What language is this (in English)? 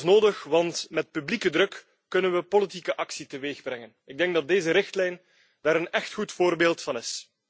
Dutch